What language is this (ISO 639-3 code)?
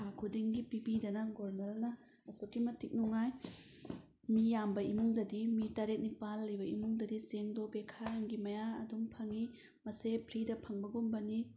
mni